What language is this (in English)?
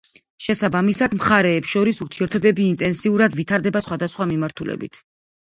Georgian